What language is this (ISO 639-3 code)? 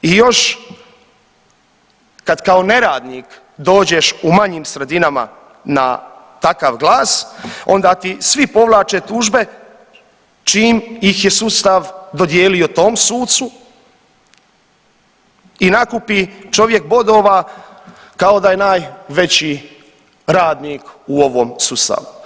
hrv